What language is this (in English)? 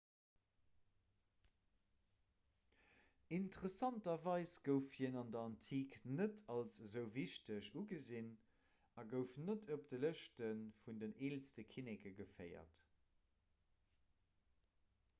Luxembourgish